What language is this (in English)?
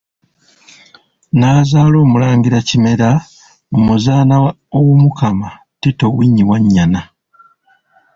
Ganda